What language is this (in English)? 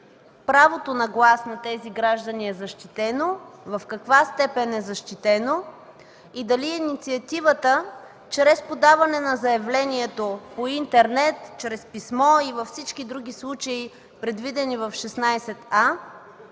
Bulgarian